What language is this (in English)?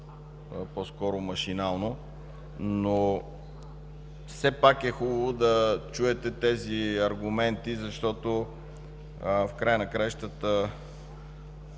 Bulgarian